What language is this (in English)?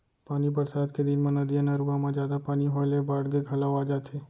Chhattisgarhi